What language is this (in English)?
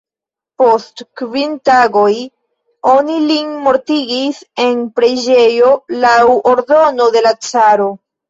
Esperanto